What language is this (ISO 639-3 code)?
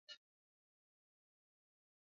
swa